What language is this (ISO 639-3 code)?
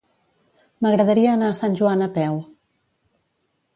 cat